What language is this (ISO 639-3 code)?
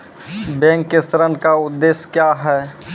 mai